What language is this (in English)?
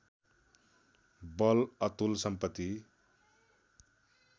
Nepali